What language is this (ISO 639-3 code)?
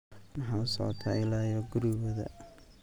som